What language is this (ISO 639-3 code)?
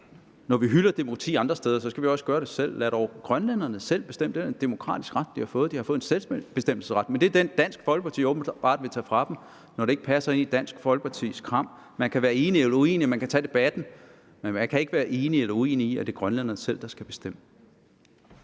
dan